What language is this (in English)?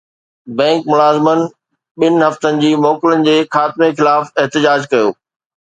Sindhi